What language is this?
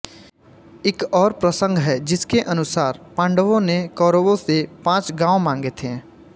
Hindi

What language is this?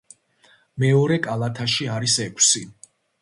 Georgian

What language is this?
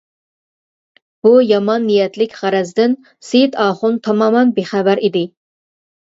Uyghur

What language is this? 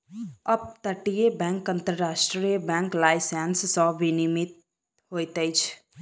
Maithili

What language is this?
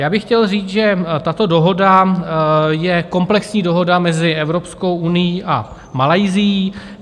Czech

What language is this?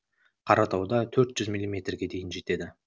Kazakh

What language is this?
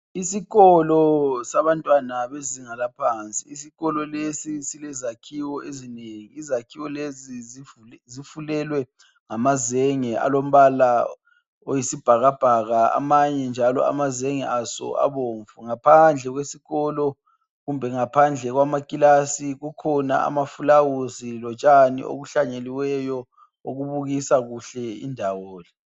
North Ndebele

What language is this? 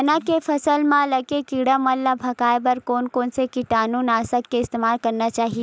Chhattisgarhi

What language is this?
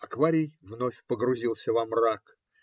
Russian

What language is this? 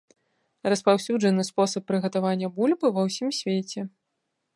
Belarusian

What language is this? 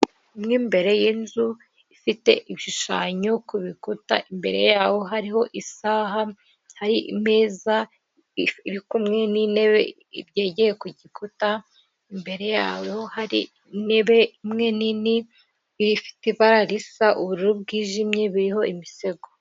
Kinyarwanda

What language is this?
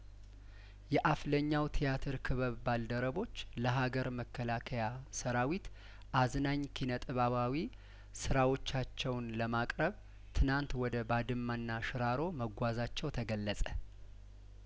Amharic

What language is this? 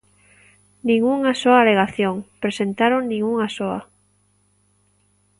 Galician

